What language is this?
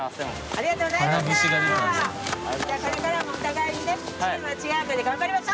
Japanese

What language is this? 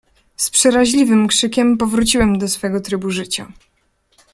Polish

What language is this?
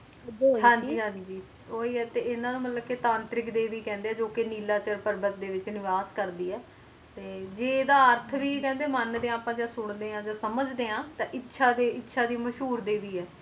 Punjabi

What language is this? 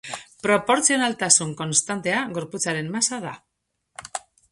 Basque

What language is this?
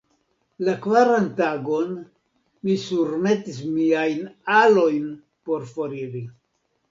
Esperanto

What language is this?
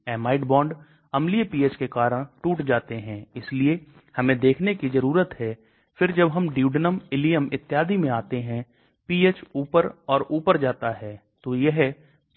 Hindi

